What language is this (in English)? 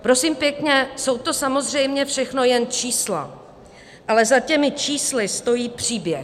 Czech